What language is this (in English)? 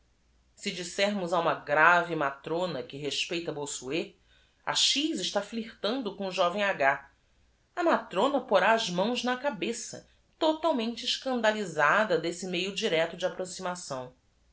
Portuguese